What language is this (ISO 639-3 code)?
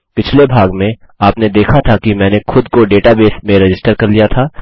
hin